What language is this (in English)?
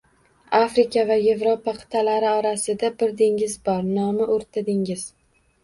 Uzbek